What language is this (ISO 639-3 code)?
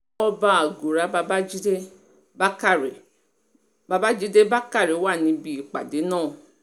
yor